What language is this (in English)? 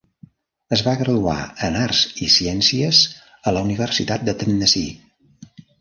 Catalan